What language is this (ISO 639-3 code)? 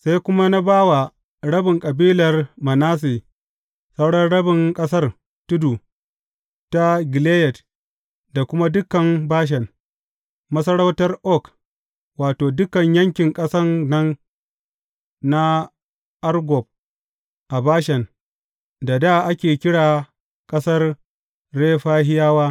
hau